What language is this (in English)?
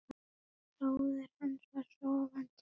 Icelandic